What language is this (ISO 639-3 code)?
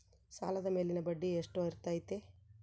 kan